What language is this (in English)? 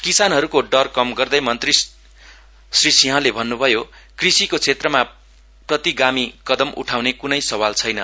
Nepali